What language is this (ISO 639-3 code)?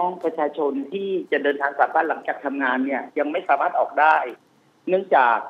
tha